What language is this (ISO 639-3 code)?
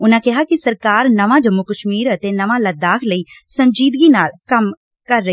pan